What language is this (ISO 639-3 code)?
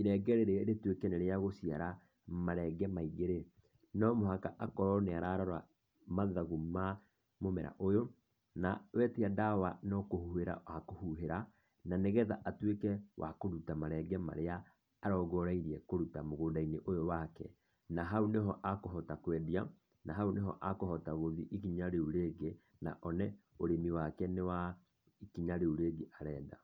kik